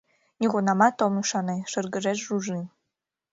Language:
Mari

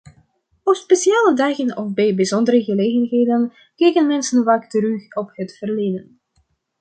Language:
Dutch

